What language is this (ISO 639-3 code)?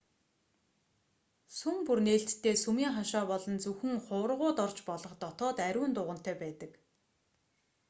mon